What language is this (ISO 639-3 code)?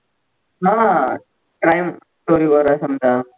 mar